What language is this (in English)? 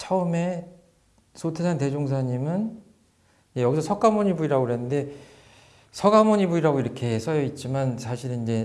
Korean